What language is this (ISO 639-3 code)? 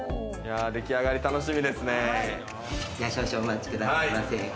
jpn